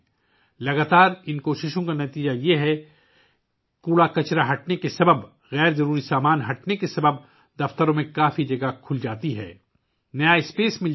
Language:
Urdu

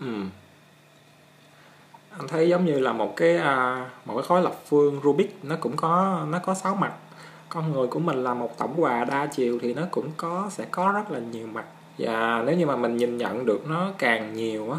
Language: Vietnamese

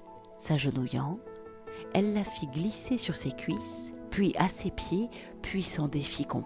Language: French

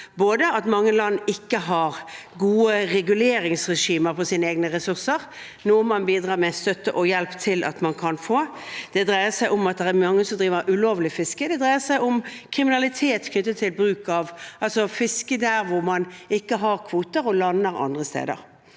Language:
Norwegian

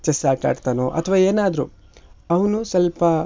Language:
Kannada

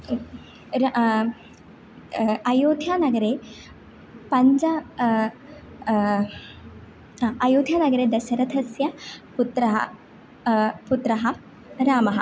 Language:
Sanskrit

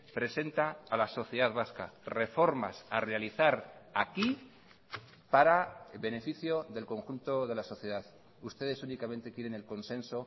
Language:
Spanish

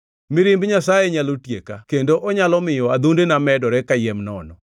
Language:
Luo (Kenya and Tanzania)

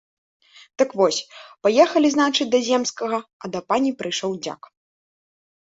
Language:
Belarusian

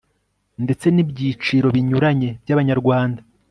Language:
Kinyarwanda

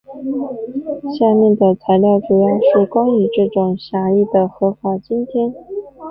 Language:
Chinese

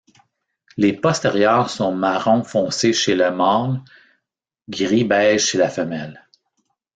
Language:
French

